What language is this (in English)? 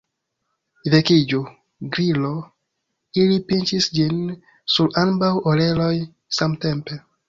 Esperanto